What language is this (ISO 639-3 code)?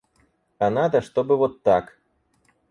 rus